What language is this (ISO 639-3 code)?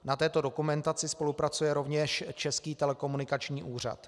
ces